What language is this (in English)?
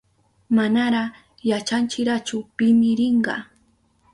Southern Pastaza Quechua